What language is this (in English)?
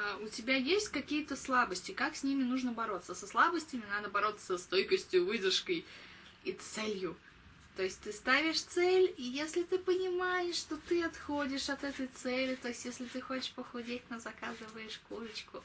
Russian